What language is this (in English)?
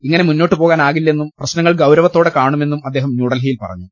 Malayalam